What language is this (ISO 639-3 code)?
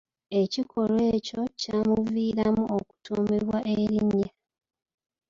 lug